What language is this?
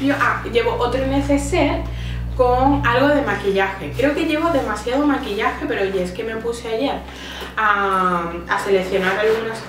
Spanish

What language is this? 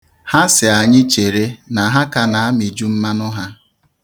Igbo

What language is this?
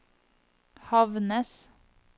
Norwegian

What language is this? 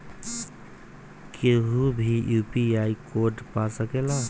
Bhojpuri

